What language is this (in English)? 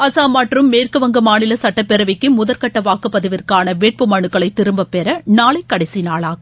Tamil